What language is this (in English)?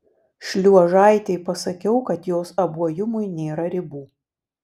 Lithuanian